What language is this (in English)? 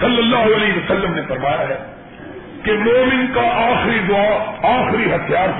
Urdu